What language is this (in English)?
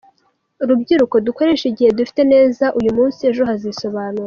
Kinyarwanda